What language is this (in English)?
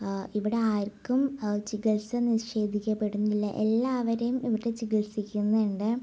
Malayalam